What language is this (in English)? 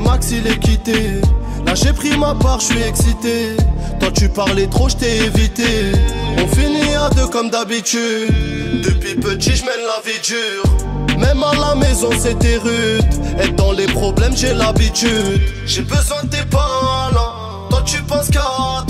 French